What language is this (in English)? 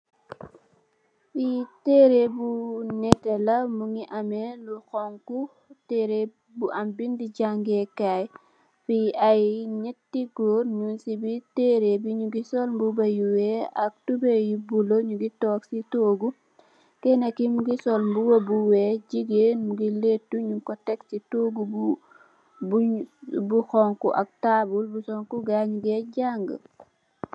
Wolof